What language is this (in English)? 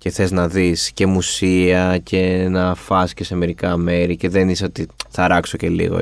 Greek